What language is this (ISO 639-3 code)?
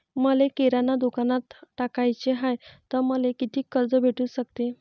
mar